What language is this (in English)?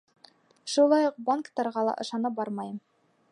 Bashkir